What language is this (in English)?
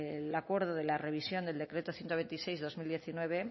Spanish